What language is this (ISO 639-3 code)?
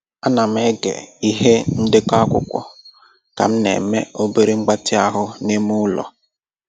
ibo